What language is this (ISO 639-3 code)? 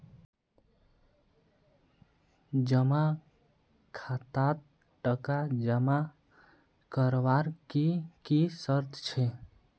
mag